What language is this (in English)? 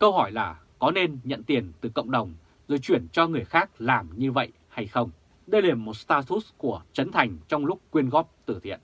Vietnamese